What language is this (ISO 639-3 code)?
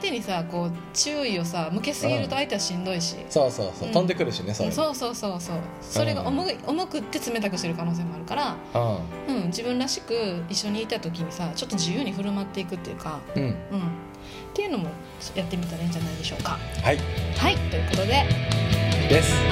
jpn